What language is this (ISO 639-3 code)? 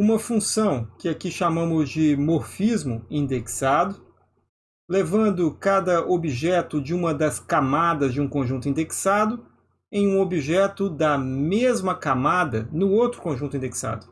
por